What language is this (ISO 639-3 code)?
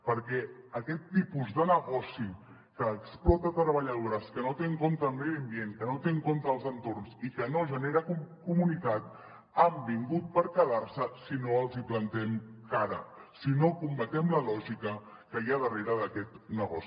cat